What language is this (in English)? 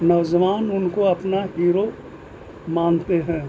Urdu